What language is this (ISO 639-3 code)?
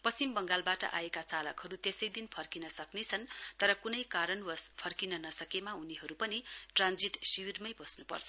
nep